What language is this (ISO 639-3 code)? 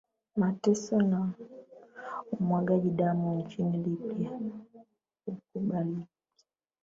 swa